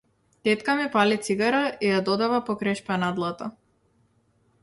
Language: Macedonian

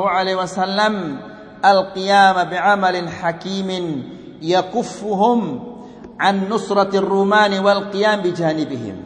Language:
Malay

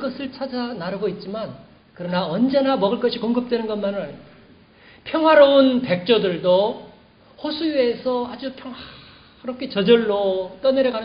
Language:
Korean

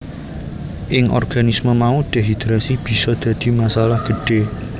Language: Javanese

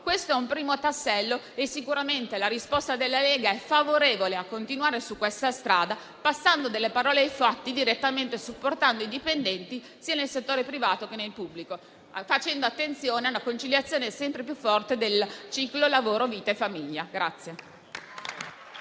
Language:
Italian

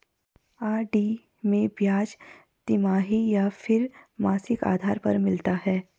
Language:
Hindi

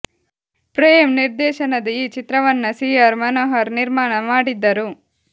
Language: Kannada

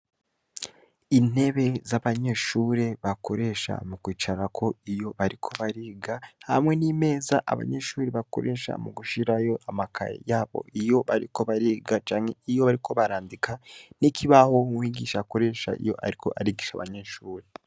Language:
Rundi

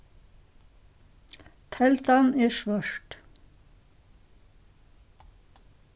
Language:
Faroese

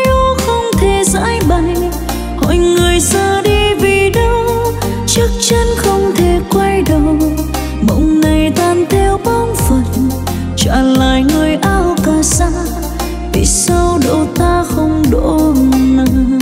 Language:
Vietnamese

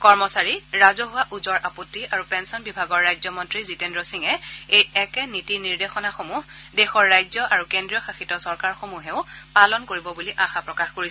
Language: Assamese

